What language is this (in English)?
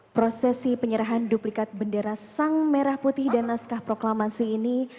Indonesian